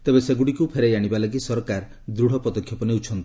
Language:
Odia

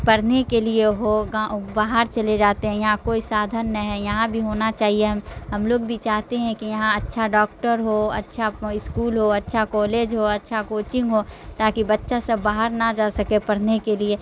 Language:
Urdu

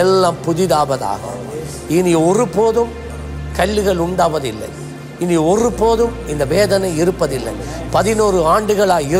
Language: Tamil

